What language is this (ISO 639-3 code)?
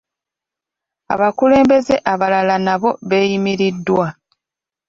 lug